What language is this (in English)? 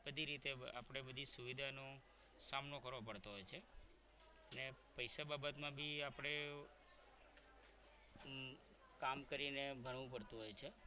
Gujarati